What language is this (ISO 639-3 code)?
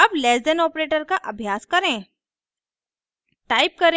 hin